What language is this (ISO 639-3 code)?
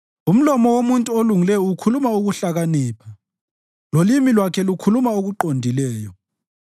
nde